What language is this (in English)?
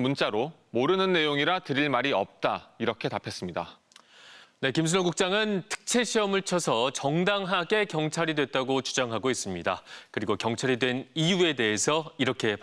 Korean